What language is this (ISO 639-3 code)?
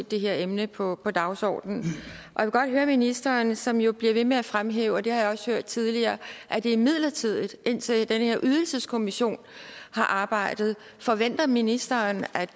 dan